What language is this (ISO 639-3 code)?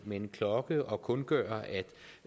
dan